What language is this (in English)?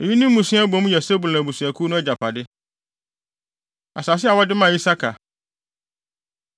Akan